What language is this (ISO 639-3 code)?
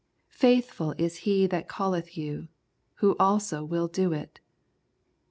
eng